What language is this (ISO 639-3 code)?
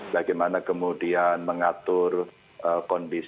ind